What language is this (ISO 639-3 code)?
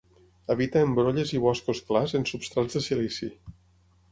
cat